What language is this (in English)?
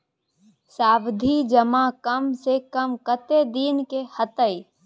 Maithili